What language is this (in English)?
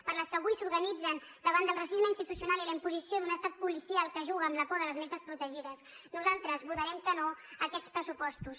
Catalan